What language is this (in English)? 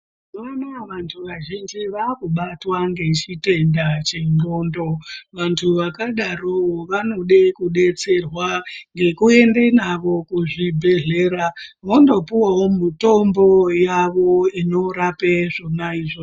Ndau